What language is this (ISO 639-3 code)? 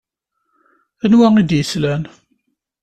kab